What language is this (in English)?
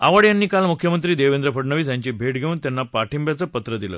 Marathi